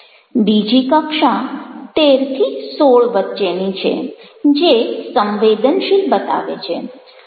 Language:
Gujarati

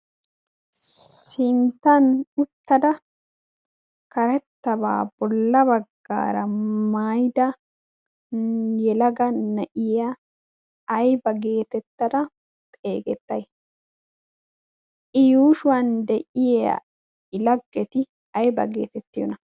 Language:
Wolaytta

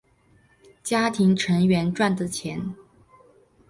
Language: Chinese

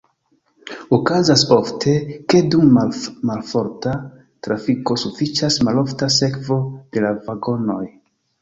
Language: Esperanto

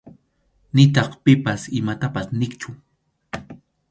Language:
Arequipa-La Unión Quechua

